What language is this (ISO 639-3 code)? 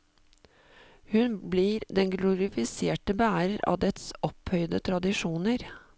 nor